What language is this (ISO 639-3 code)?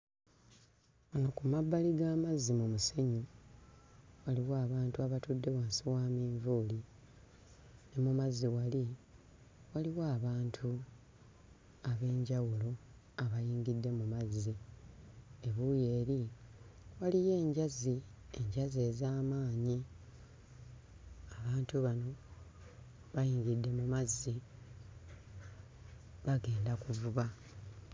lug